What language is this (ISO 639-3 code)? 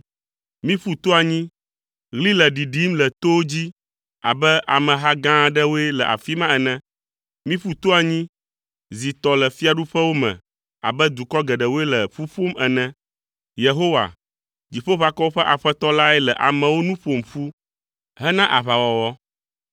ewe